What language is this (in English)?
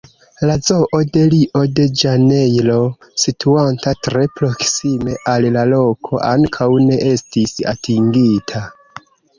Esperanto